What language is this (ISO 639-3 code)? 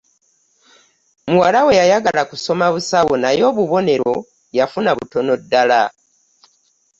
lug